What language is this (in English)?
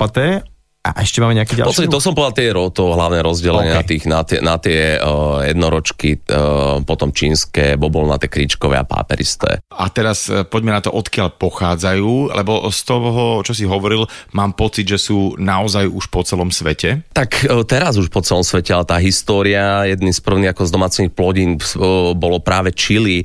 Slovak